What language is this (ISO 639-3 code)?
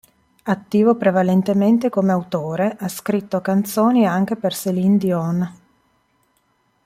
ita